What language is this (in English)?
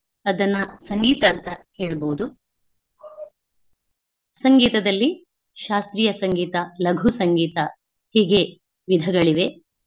Kannada